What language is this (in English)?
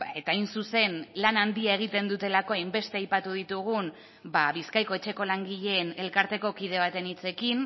Basque